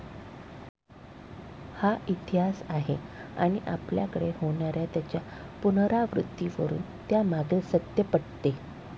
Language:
Marathi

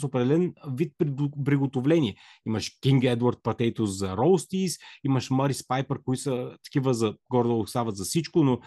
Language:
Bulgarian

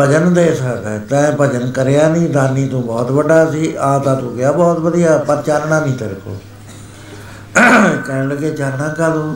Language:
Punjabi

